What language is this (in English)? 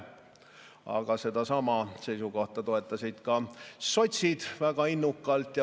Estonian